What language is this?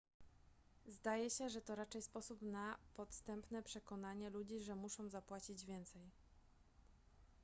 Polish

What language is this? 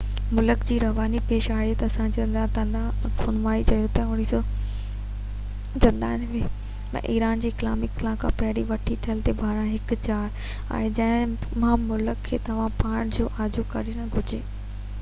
Sindhi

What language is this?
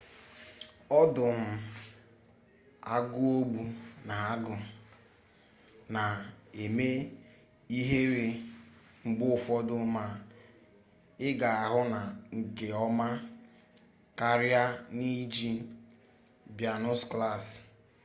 Igbo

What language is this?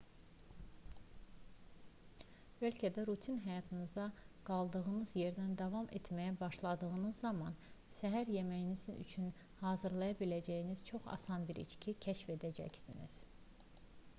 Azerbaijani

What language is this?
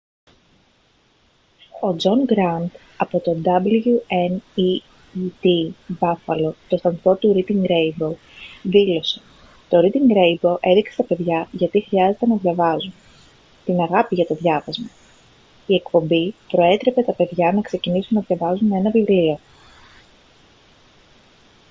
Greek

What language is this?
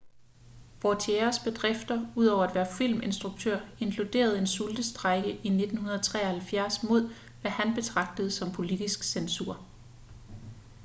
Danish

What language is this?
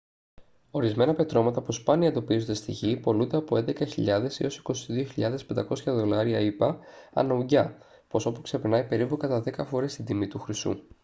Greek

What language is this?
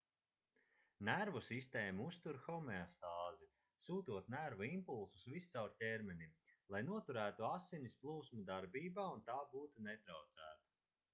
Latvian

